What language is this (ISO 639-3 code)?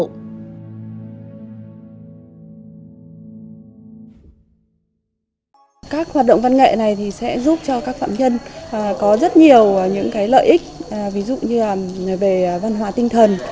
vie